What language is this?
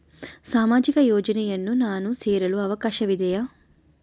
Kannada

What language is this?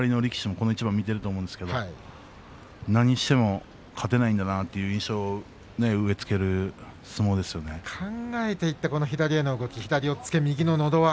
Japanese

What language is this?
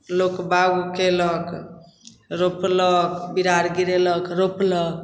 Maithili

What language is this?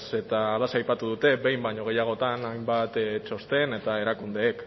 Basque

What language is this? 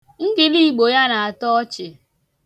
Igbo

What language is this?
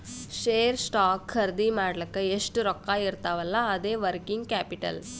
Kannada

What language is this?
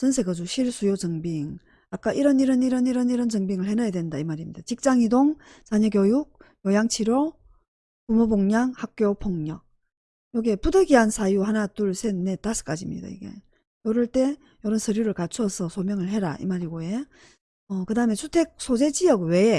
Korean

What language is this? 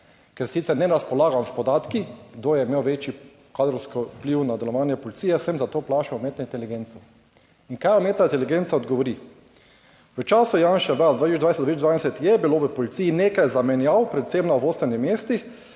Slovenian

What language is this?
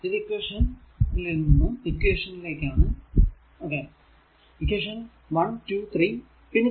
Malayalam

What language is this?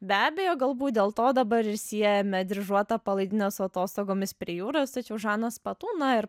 Lithuanian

